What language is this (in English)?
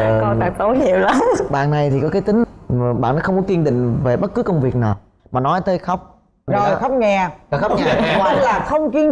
Vietnamese